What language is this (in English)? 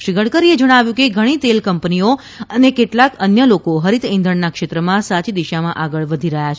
Gujarati